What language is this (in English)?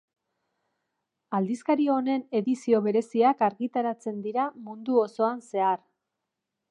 Basque